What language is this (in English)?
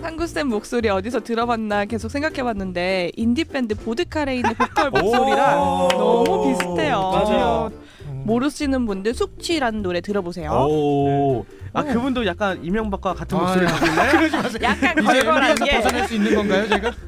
Korean